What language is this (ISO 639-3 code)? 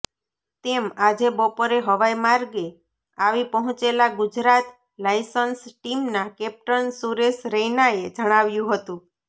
guj